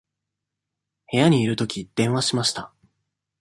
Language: Japanese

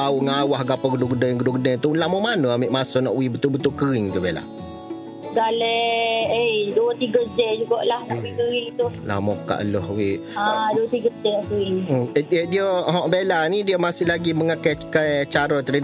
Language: Malay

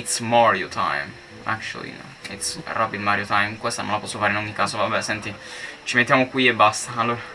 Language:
Italian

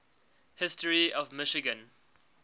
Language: English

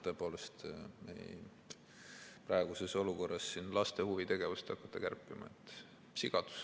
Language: Estonian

